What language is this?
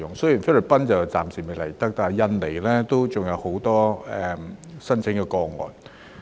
Cantonese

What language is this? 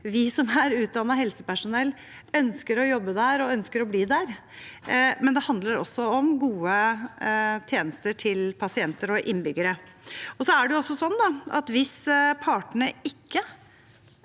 Norwegian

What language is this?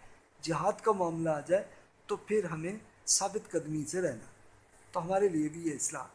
Urdu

